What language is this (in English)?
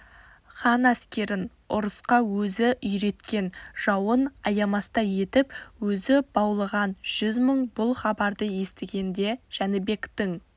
Kazakh